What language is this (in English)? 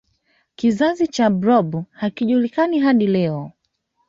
Swahili